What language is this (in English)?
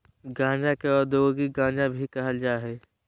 Magahi